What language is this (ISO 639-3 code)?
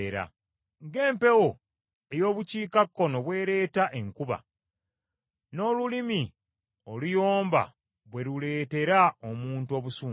lug